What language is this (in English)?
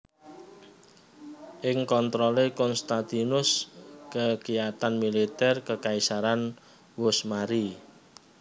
Javanese